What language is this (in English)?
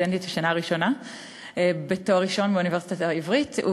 Hebrew